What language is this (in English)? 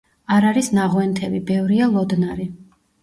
Georgian